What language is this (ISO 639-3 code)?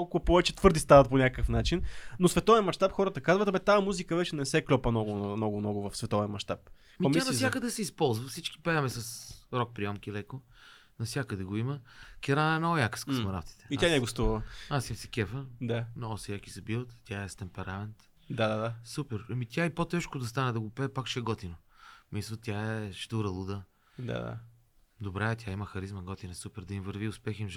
bul